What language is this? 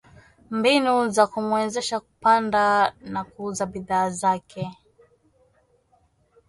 Swahili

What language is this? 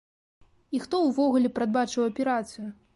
Belarusian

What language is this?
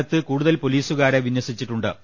Malayalam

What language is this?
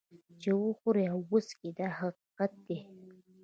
Pashto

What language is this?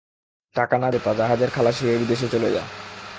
Bangla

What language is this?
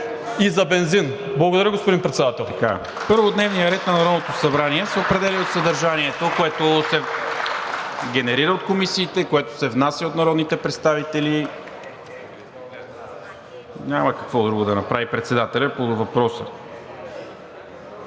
Bulgarian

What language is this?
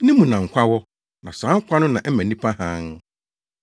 Akan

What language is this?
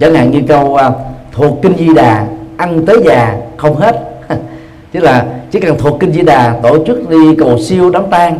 Vietnamese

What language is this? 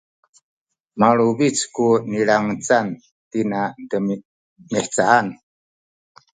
Sakizaya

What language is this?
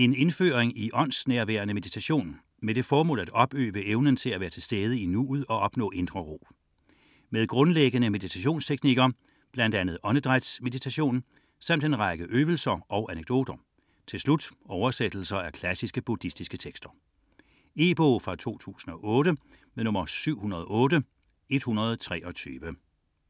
Danish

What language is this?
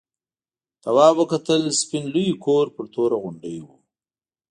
Pashto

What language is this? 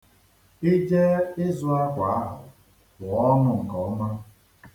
Igbo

